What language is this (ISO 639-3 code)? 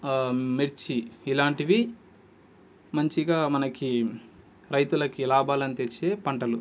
tel